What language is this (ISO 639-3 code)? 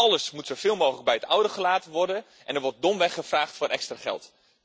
nld